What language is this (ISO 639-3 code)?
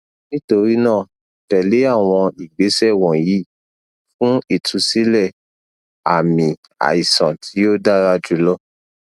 yor